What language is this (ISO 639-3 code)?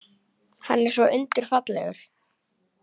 isl